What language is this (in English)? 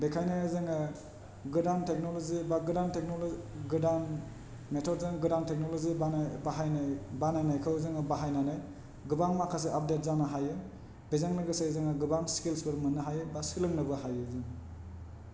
Bodo